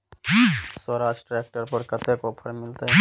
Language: Maithili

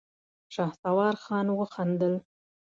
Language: Pashto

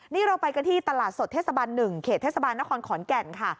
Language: Thai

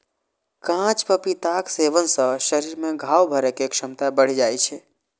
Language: Maithili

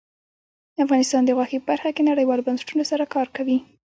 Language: Pashto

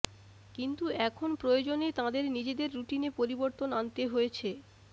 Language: Bangla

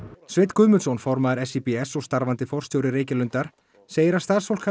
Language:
Icelandic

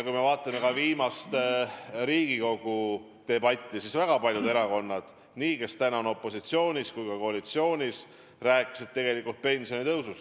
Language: Estonian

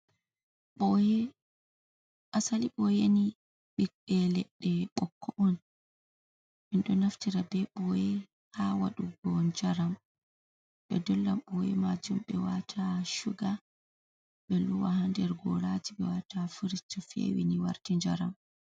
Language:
Fula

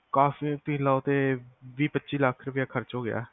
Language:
Punjabi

